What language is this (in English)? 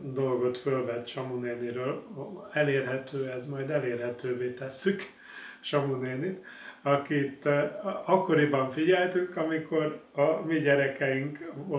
Hungarian